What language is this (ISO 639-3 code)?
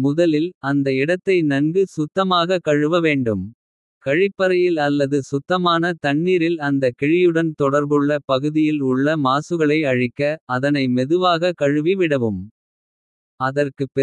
kfe